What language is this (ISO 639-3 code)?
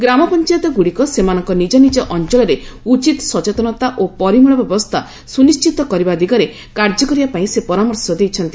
ori